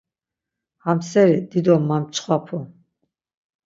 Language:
Laz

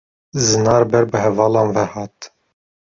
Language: Kurdish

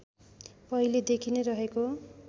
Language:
Nepali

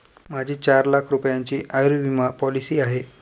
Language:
Marathi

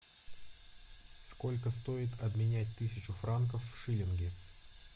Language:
Russian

